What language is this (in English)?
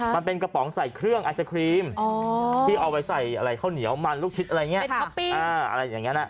Thai